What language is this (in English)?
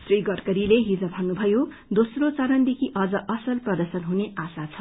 Nepali